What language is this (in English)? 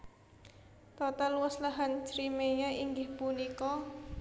Javanese